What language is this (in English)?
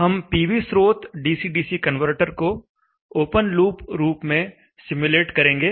Hindi